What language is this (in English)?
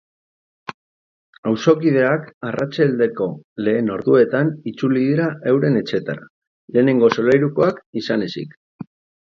Basque